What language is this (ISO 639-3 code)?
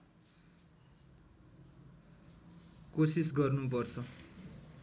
nep